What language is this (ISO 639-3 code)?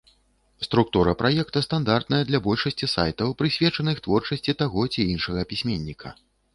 bel